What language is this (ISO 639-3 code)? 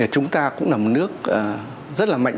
vie